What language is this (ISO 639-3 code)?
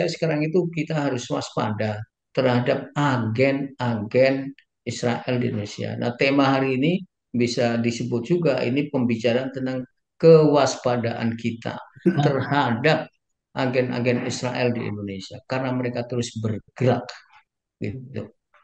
ind